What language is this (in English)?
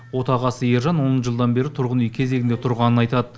Kazakh